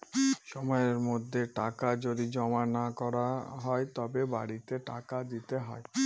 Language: Bangla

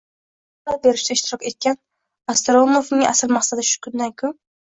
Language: Uzbek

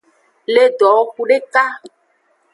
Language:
Aja (Benin)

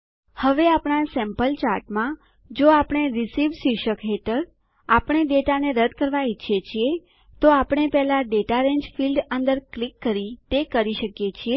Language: Gujarati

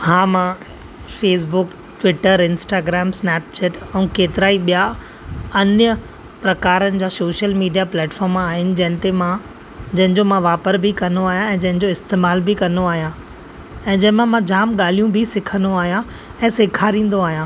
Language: Sindhi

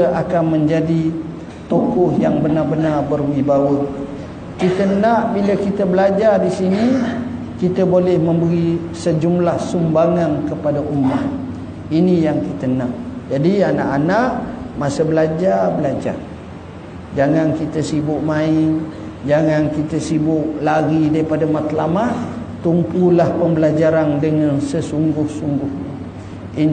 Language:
Malay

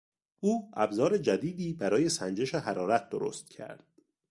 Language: Persian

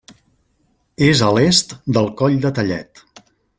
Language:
Catalan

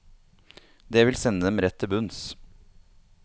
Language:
Norwegian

